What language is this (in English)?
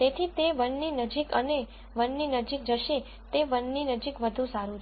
Gujarati